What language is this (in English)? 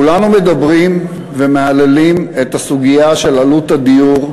Hebrew